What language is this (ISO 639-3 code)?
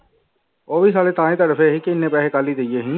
pan